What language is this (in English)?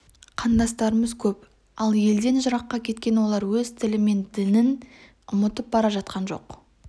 Kazakh